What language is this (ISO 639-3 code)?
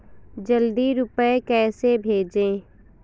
hin